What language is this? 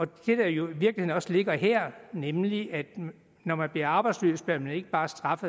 Danish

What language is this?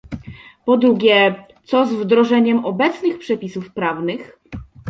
Polish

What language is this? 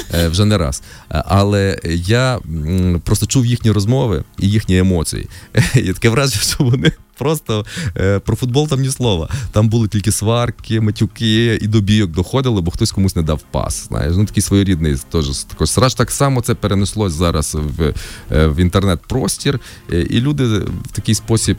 Ukrainian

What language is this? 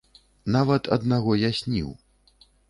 Belarusian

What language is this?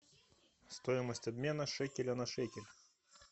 Russian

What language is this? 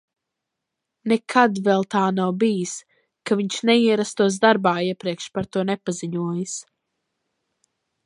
Latvian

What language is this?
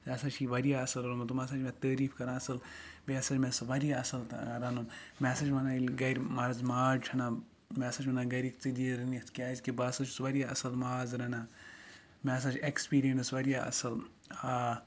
Kashmiri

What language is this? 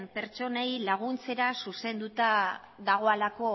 Basque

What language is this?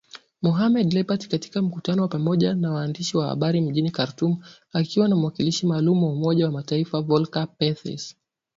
Swahili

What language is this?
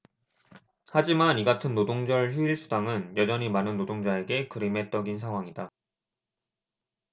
Korean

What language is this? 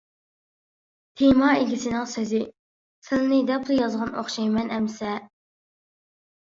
Uyghur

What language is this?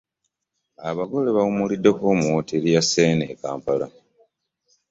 Ganda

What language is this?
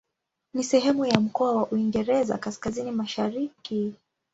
Swahili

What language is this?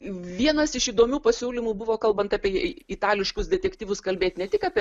Lithuanian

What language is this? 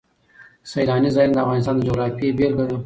Pashto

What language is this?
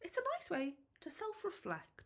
English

